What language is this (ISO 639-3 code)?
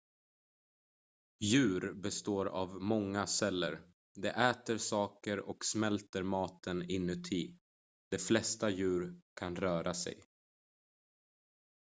swe